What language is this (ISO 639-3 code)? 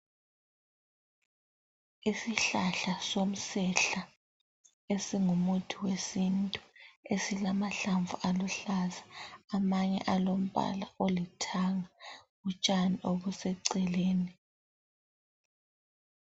nde